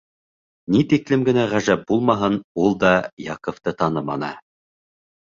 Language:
Bashkir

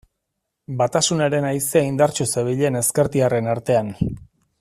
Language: Basque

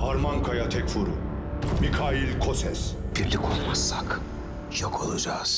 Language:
Turkish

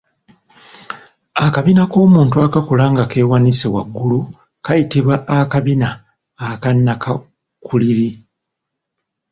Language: Ganda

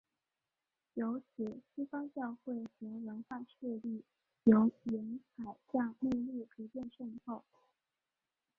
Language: Chinese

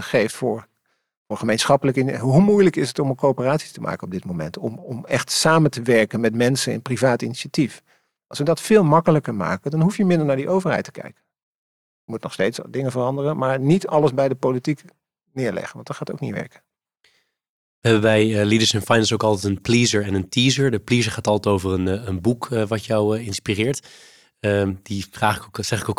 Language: Dutch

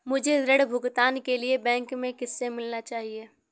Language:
Hindi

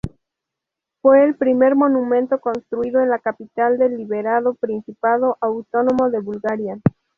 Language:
Spanish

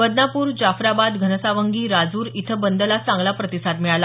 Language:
Marathi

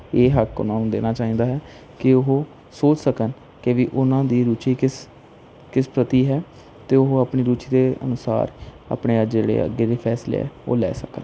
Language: Punjabi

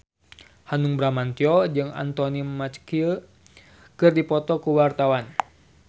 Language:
Sundanese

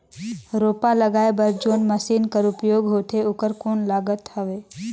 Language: Chhattisgarhi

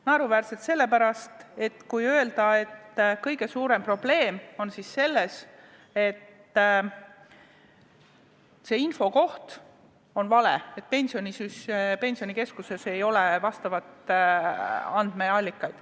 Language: Estonian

